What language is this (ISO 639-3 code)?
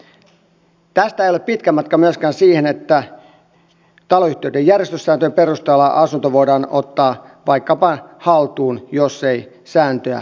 fin